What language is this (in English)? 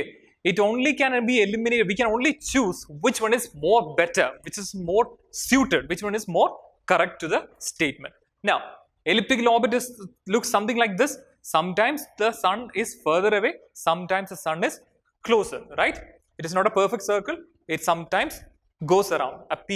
English